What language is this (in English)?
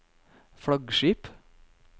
Norwegian